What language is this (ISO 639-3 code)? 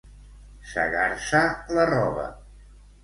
cat